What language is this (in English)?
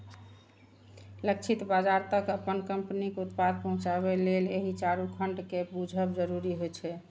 Maithili